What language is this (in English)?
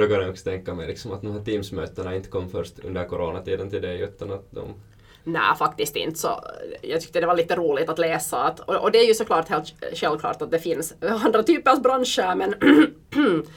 Swedish